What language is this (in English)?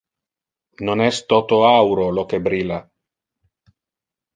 Interlingua